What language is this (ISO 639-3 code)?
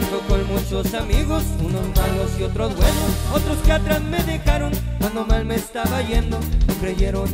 spa